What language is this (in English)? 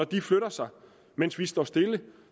Danish